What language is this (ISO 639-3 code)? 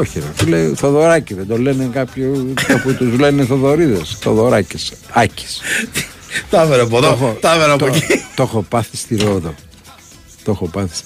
ell